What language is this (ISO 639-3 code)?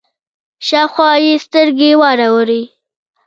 pus